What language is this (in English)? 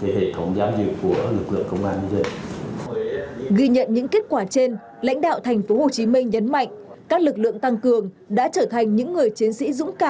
Vietnamese